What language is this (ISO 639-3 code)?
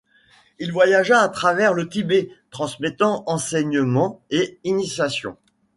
fra